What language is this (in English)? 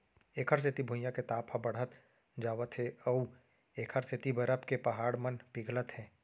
Chhattisgarhi